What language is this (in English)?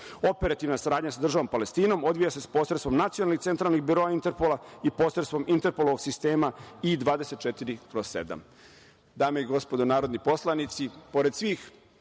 Serbian